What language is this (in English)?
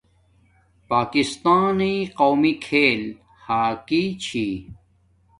Domaaki